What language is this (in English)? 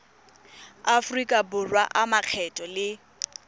Tswana